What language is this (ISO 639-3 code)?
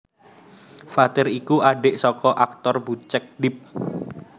jav